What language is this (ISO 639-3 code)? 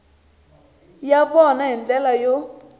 tso